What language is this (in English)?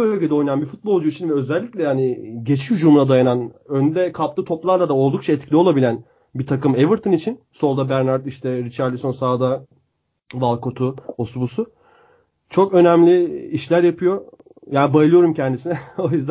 Turkish